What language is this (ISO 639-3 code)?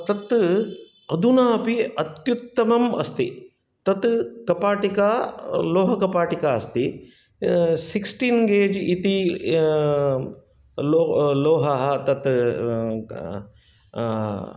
san